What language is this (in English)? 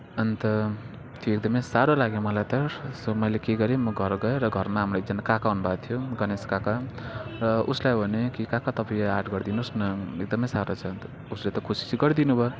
Nepali